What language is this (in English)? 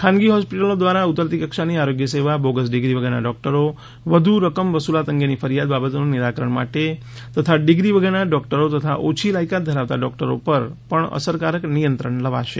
Gujarati